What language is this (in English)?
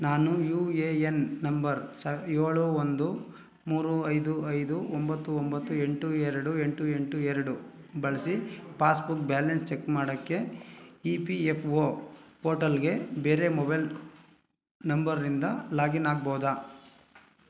Kannada